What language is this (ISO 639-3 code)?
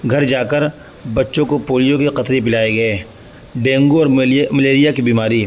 urd